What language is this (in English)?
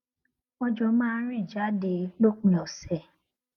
Yoruba